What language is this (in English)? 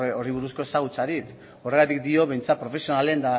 Basque